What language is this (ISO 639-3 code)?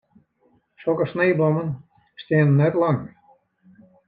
fry